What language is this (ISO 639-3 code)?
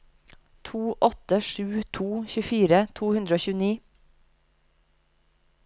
nor